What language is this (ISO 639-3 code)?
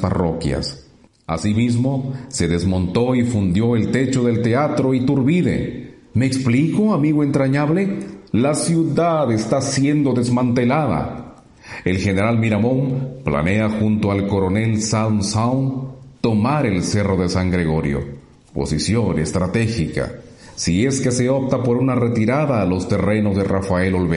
spa